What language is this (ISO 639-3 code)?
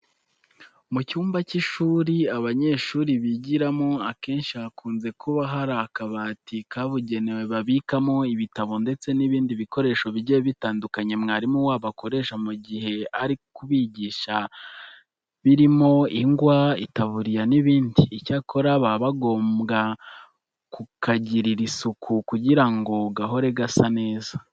kin